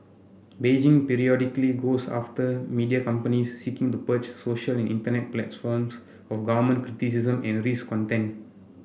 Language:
English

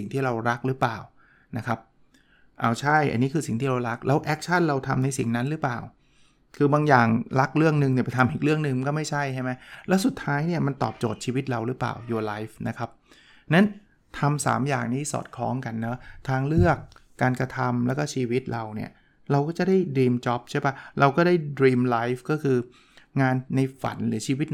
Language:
Thai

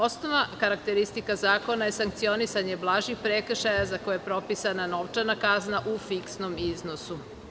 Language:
Serbian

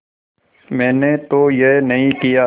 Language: Hindi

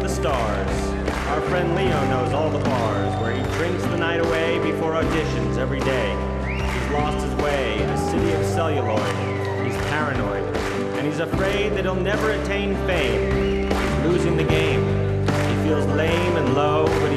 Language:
Hebrew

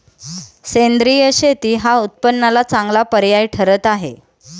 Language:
Marathi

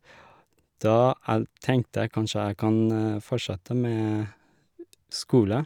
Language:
Norwegian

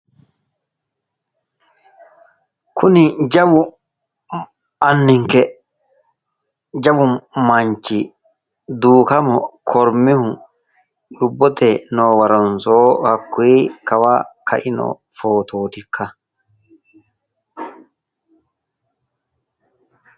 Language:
Sidamo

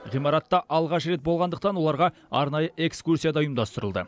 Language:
Kazakh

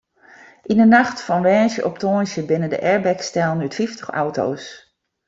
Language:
Western Frisian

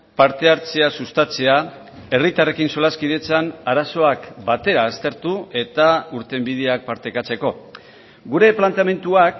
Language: Basque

